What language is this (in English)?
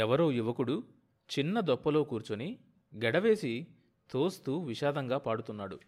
Telugu